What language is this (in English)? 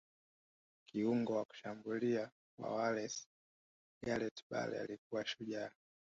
Swahili